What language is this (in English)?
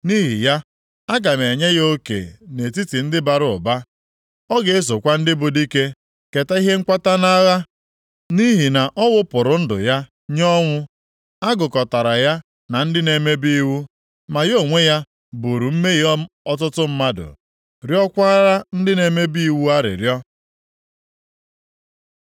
Igbo